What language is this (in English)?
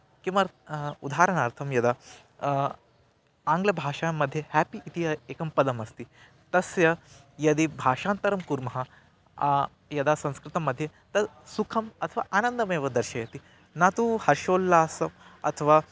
Sanskrit